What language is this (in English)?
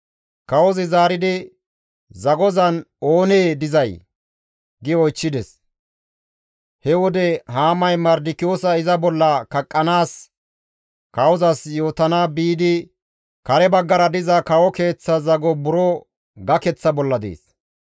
Gamo